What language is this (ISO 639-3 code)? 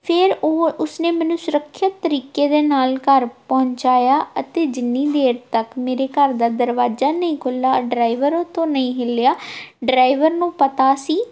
pan